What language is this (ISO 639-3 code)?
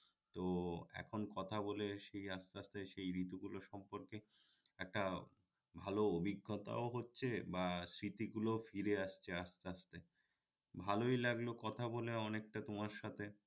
ben